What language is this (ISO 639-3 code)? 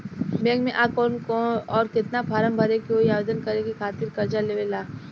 bho